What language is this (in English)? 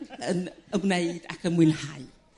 Welsh